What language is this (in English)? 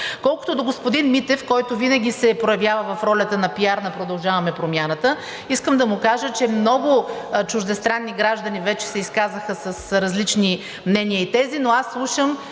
Bulgarian